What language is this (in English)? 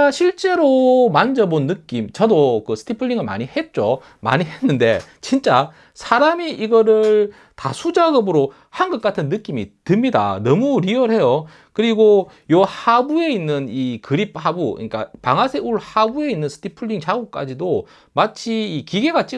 Korean